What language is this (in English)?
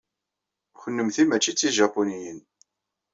Kabyle